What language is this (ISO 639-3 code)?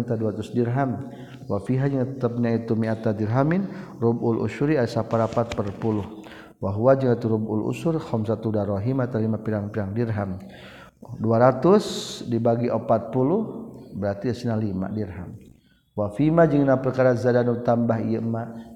msa